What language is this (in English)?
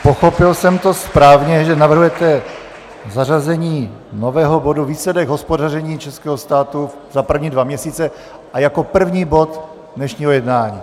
Czech